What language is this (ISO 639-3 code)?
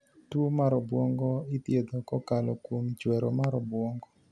luo